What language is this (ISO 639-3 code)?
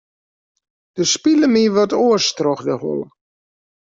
fry